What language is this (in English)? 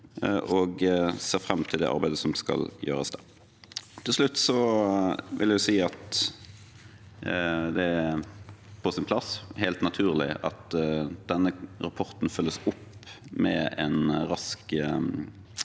Norwegian